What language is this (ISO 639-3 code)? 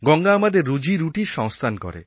ben